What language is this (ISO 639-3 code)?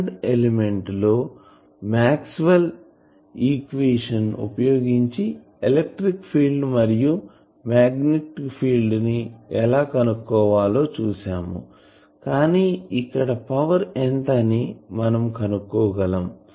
tel